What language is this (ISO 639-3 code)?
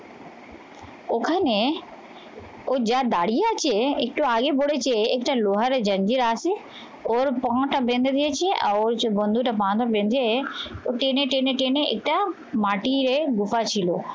ben